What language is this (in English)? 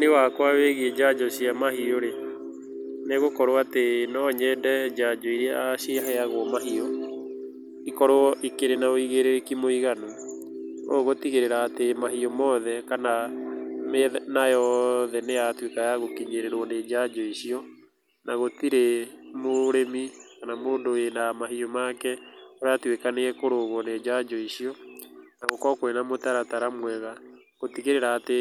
Kikuyu